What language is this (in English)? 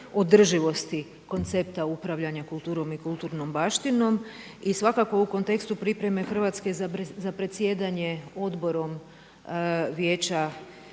Croatian